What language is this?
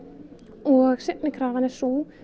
Icelandic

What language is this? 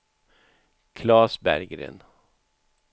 Swedish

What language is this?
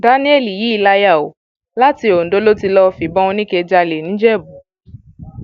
Yoruba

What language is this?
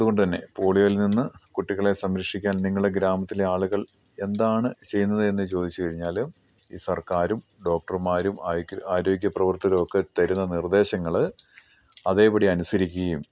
Malayalam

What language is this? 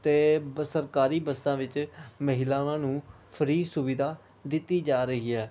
Punjabi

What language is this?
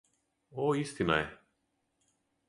Serbian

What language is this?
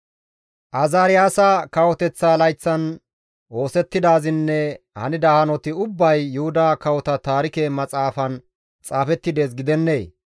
Gamo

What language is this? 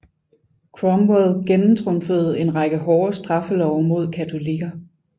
Danish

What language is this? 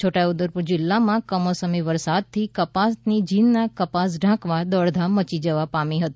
Gujarati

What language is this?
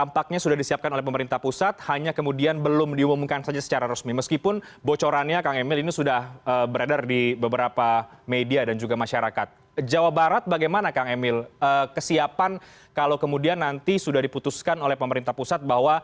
Indonesian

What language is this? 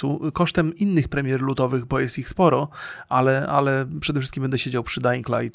Polish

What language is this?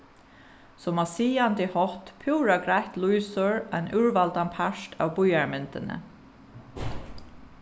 Faroese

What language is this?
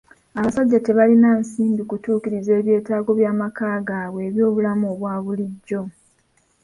Ganda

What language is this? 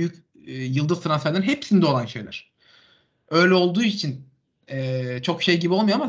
Turkish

